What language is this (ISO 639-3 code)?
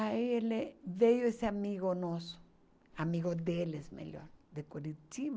por